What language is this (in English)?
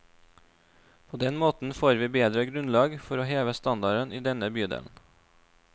Norwegian